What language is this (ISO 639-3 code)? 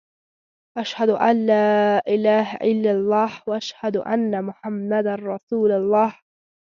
pus